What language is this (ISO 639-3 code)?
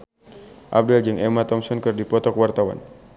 sun